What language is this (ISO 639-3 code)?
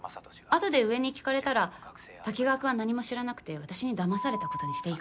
jpn